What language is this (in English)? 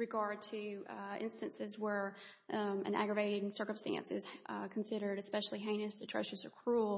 English